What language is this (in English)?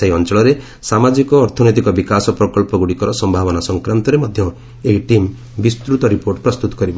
Odia